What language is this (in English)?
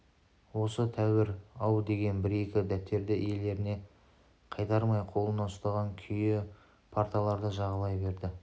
Kazakh